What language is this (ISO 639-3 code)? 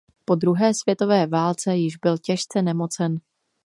ces